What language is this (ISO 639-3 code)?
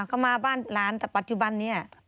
tha